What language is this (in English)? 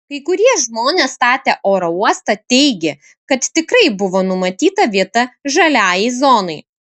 Lithuanian